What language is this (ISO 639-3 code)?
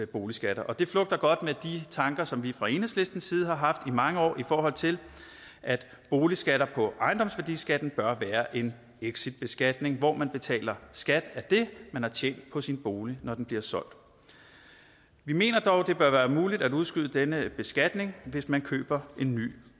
dan